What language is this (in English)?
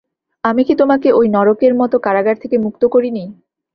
Bangla